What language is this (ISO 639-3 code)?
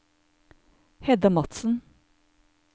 nor